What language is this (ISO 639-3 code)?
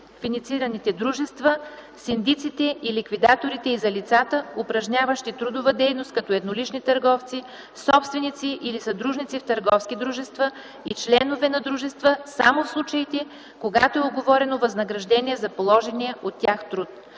bul